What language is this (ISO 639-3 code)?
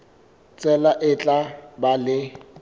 sot